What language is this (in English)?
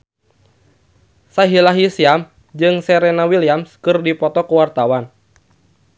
Sundanese